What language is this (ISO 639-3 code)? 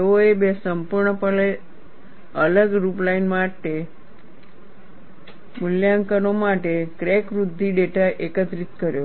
guj